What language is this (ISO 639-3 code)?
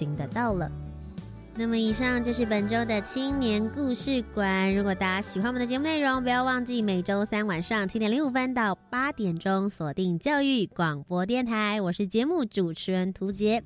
zho